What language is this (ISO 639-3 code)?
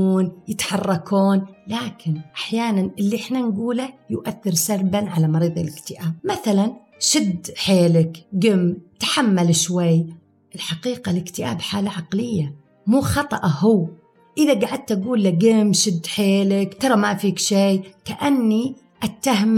ara